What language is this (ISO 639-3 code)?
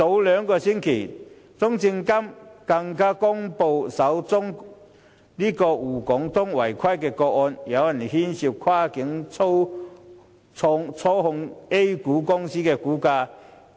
yue